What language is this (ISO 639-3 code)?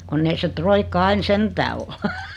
fin